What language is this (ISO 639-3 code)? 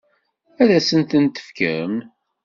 kab